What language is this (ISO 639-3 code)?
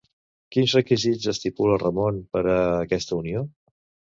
cat